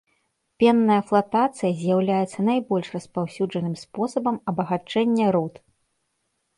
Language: Belarusian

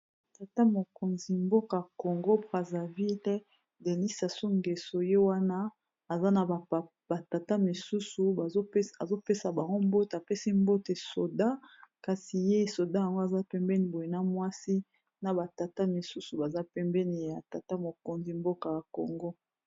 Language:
Lingala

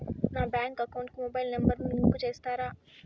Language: Telugu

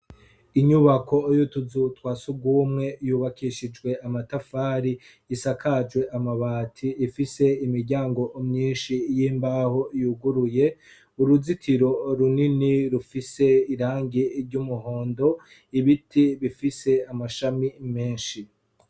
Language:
Rundi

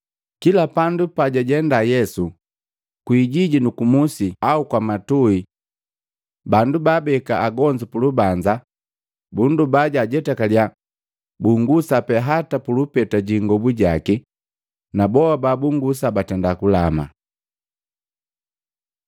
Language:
Matengo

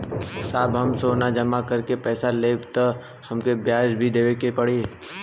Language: Bhojpuri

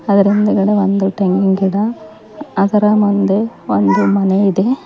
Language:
Kannada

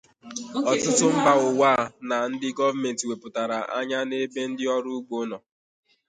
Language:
Igbo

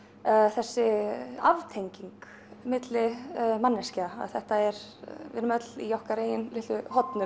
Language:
Icelandic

